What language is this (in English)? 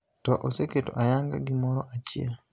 Luo (Kenya and Tanzania)